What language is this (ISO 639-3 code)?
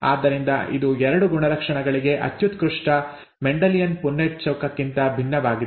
kan